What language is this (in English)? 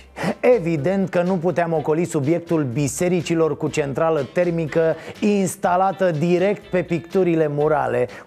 Romanian